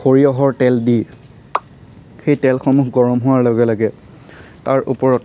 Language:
Assamese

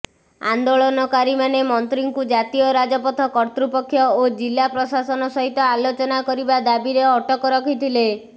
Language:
Odia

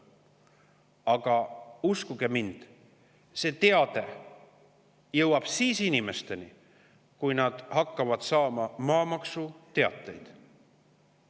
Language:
Estonian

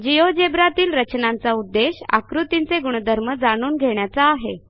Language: Marathi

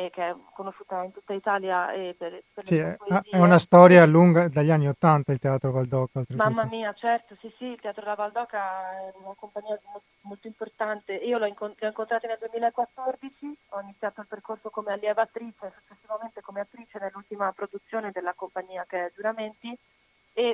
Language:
Italian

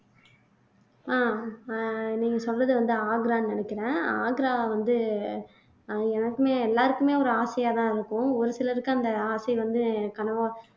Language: Tamil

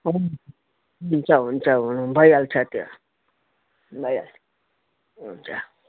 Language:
Nepali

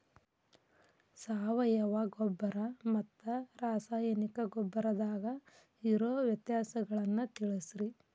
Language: Kannada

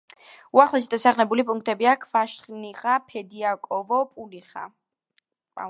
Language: Georgian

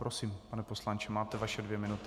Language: Czech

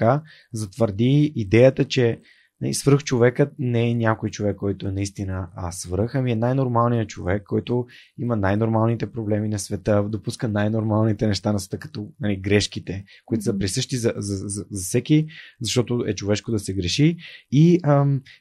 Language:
Bulgarian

